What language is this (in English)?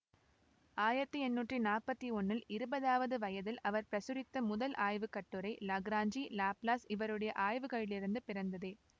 Tamil